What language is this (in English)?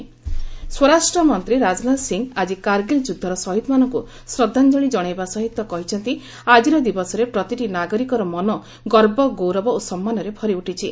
Odia